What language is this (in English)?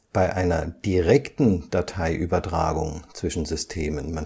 German